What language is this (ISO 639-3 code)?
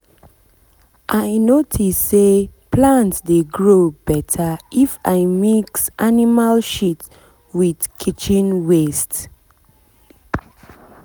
pcm